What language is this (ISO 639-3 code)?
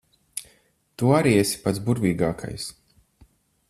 lav